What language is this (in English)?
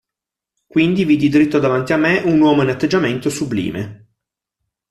Italian